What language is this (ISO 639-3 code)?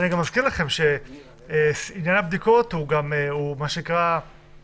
heb